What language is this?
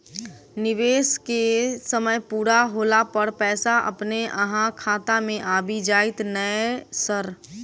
Maithili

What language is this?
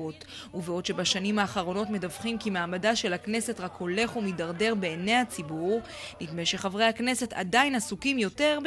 Hebrew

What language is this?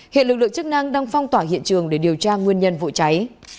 Vietnamese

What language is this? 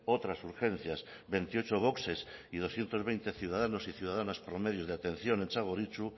Spanish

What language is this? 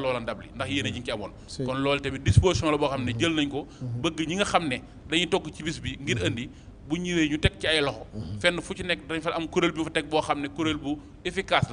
French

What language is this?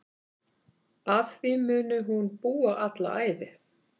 Icelandic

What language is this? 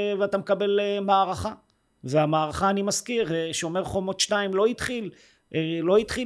Hebrew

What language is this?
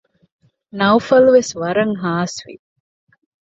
Divehi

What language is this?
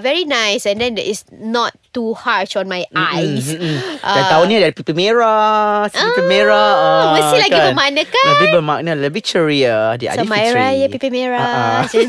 Malay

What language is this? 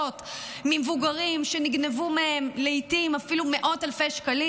Hebrew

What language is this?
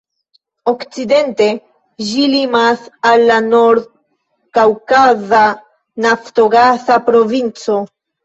Esperanto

